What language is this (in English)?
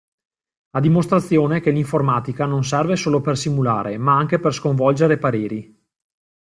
Italian